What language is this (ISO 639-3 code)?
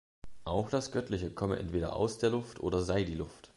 deu